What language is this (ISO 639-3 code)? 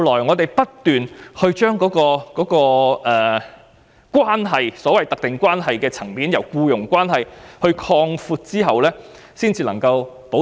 yue